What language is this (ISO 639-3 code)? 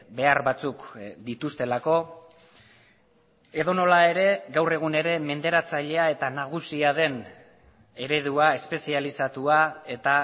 eus